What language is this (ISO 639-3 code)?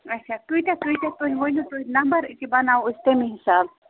kas